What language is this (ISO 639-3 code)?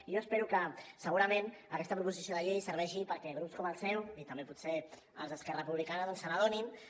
cat